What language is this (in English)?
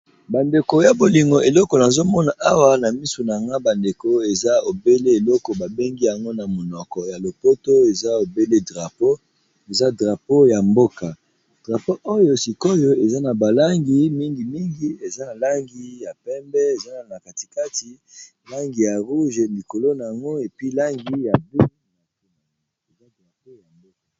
Lingala